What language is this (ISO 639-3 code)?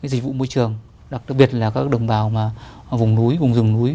vie